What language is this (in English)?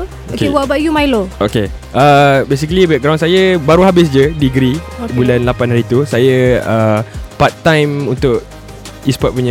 Malay